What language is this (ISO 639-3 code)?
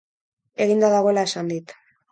eus